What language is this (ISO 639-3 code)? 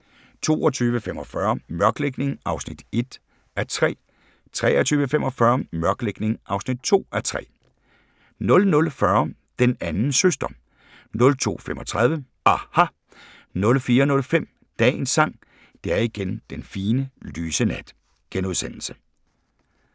dan